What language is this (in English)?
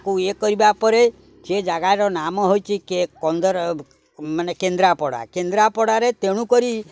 Odia